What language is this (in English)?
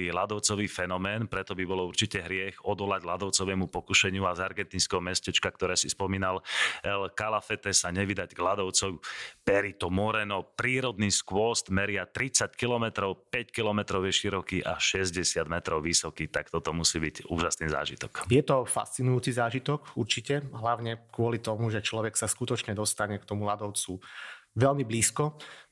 Slovak